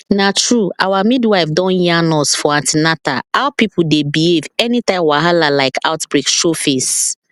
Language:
Nigerian Pidgin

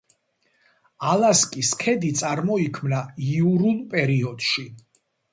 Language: Georgian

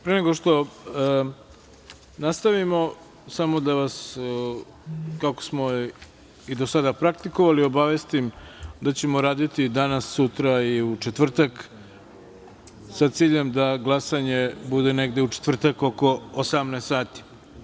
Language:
Serbian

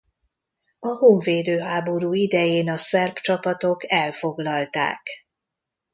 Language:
Hungarian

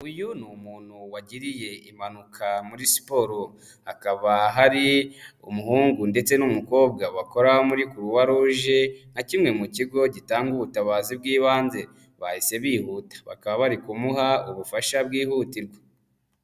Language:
Kinyarwanda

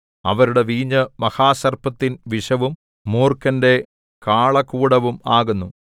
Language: Malayalam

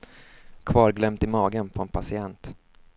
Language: Swedish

